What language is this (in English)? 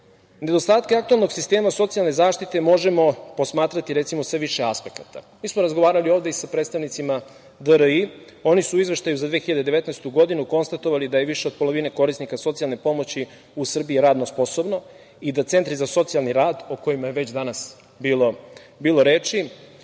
Serbian